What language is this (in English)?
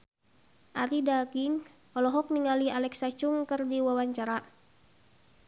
Sundanese